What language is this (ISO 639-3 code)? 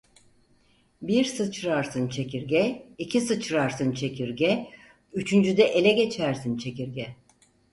tur